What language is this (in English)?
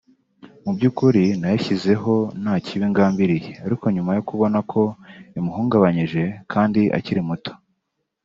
Kinyarwanda